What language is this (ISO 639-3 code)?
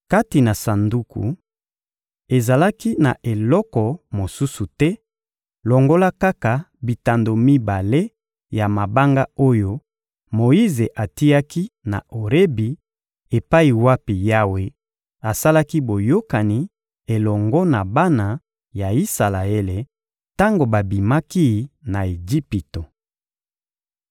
lin